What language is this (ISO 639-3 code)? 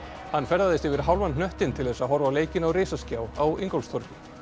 isl